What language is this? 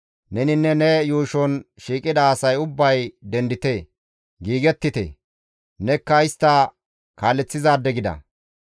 Gamo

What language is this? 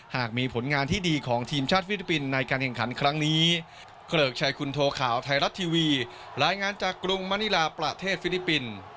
Thai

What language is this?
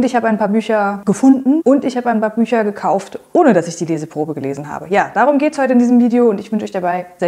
German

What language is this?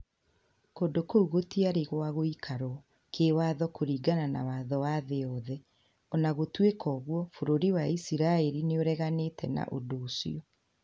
Kikuyu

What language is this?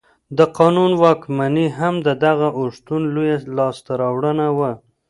Pashto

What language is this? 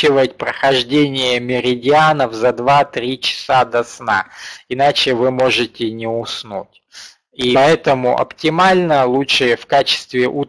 Russian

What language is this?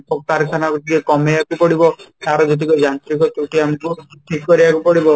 Odia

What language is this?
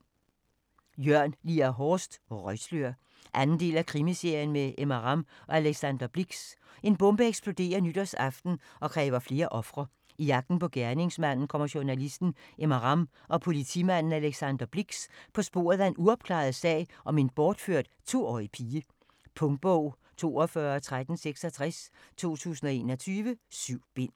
Danish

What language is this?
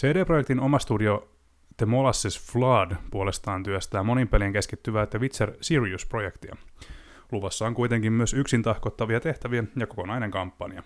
Finnish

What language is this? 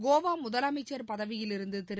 Tamil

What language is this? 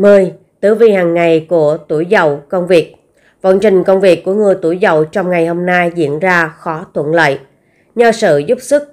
Vietnamese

